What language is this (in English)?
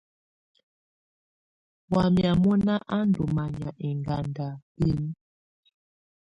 Tunen